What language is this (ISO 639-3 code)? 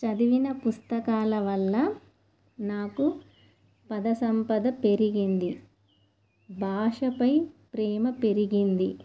tel